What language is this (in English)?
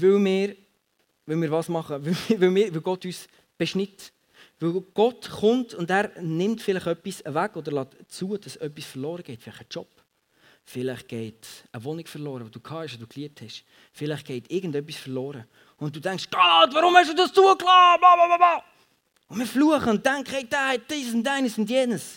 German